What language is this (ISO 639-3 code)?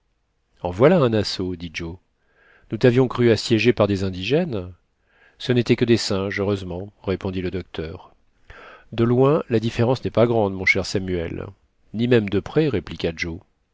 fra